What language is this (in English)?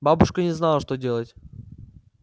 Russian